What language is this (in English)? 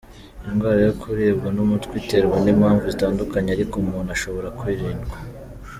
Kinyarwanda